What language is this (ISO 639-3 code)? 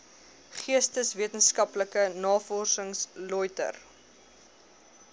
afr